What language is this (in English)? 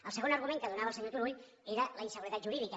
Catalan